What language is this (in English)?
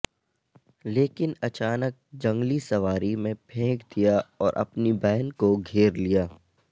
Urdu